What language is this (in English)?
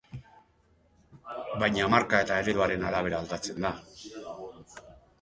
Basque